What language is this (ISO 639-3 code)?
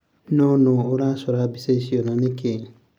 kik